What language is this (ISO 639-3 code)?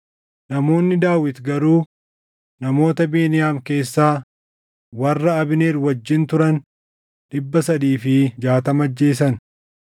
orm